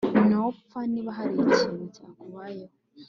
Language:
Kinyarwanda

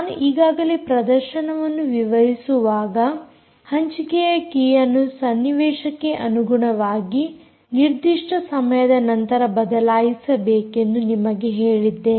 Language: Kannada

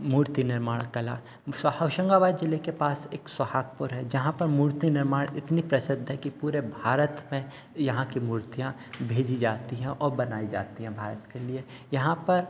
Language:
Hindi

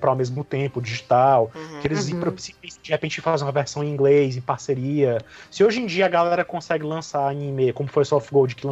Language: Portuguese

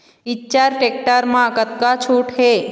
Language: Chhattisgarhi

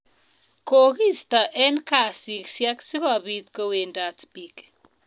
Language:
Kalenjin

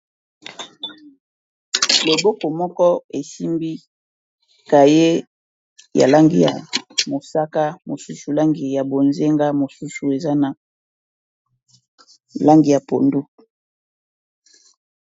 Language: Lingala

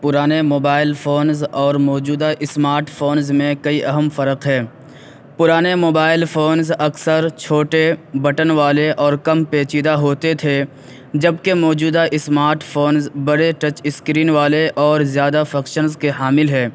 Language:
Urdu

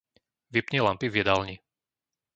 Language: Slovak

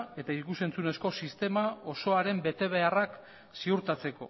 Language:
Basque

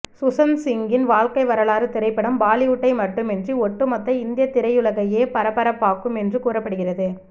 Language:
Tamil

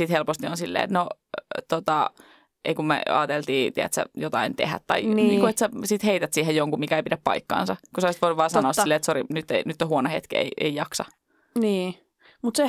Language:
Finnish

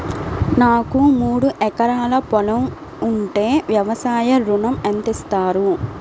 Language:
Telugu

